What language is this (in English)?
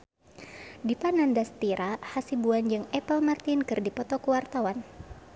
Sundanese